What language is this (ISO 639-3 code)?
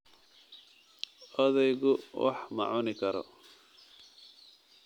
som